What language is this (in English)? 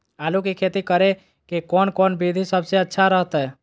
Magahi